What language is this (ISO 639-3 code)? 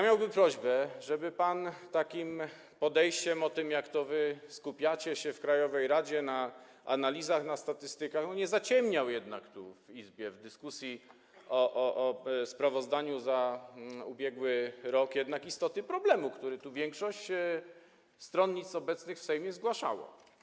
pol